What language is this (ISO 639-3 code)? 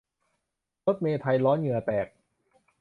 tha